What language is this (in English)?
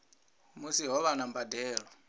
Venda